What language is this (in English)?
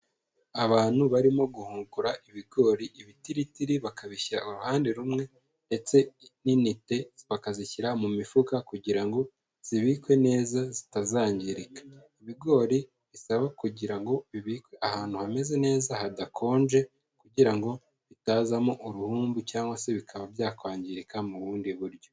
Kinyarwanda